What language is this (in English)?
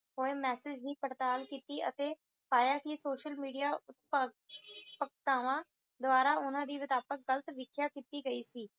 Punjabi